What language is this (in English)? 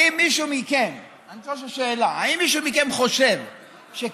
Hebrew